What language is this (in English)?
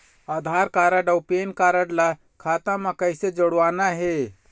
Chhattisgarhi